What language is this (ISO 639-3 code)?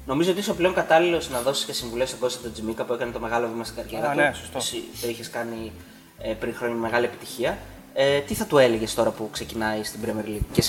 ell